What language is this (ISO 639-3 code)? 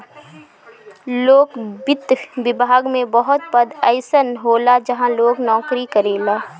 bho